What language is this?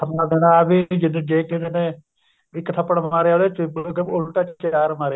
Punjabi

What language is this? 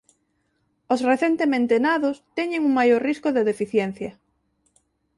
Galician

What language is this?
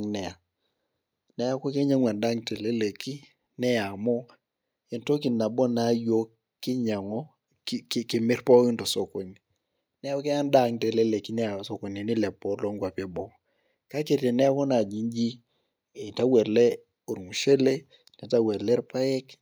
Masai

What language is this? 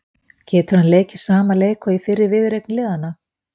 Icelandic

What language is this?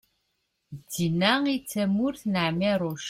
Kabyle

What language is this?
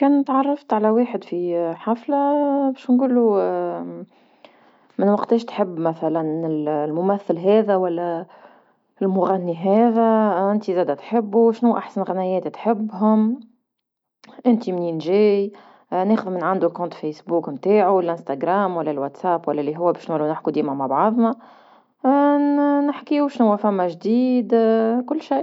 Tunisian Arabic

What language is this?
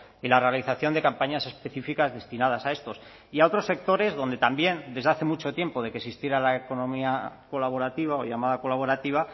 Spanish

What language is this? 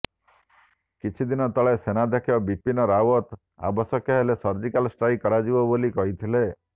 Odia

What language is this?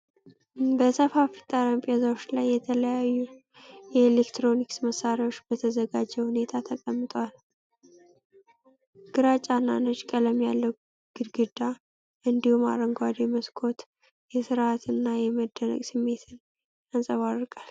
Amharic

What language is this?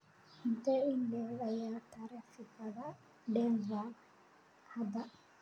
Somali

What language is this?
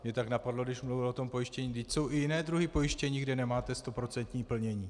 Czech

